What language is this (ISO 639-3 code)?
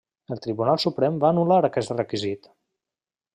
cat